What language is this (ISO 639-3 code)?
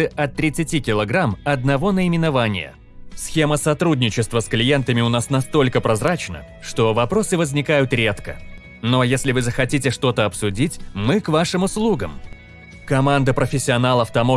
rus